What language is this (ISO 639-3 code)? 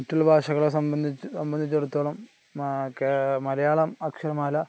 mal